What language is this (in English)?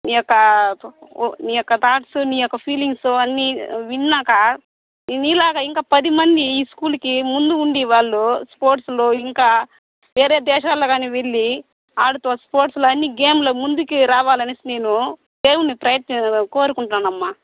Telugu